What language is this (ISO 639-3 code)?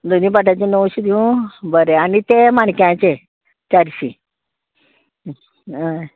kok